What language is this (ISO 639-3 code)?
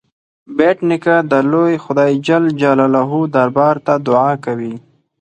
pus